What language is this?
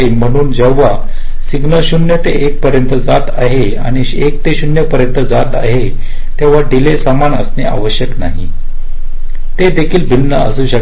Marathi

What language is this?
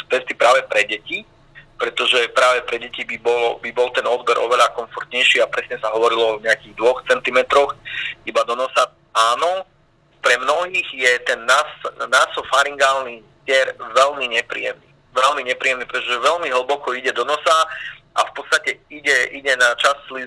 Slovak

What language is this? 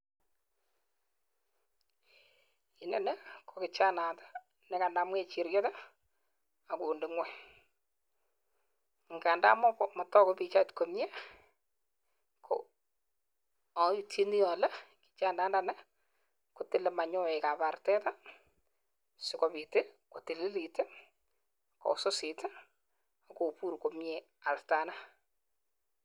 Kalenjin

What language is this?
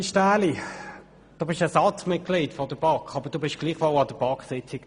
Swiss German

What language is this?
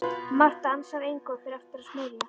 Icelandic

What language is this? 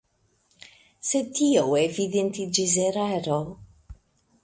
Esperanto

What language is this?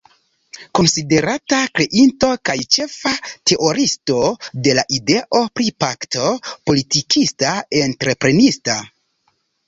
Esperanto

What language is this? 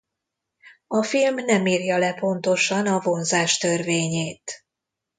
Hungarian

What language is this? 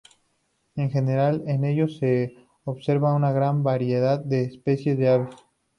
Spanish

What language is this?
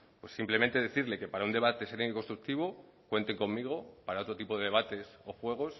Spanish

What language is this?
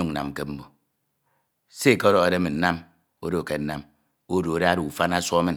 Ito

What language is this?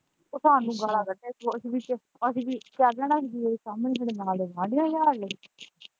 Punjabi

